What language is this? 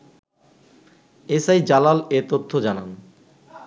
Bangla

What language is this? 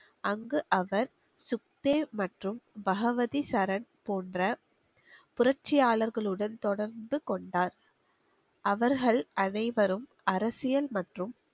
Tamil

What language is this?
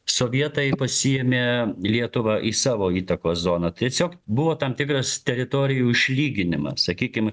Lithuanian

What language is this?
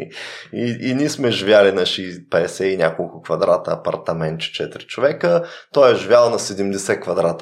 Bulgarian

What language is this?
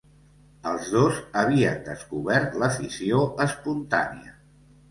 Catalan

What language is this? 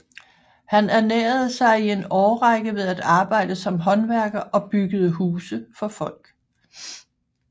Danish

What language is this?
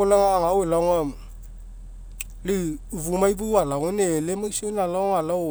Mekeo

